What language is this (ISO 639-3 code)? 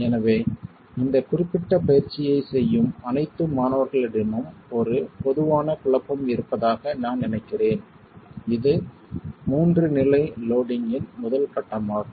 tam